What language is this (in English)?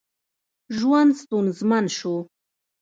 Pashto